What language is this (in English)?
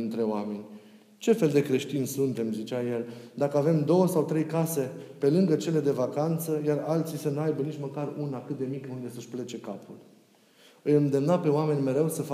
Romanian